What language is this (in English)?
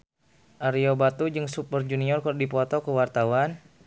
Sundanese